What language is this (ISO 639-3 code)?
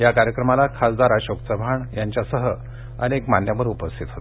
mar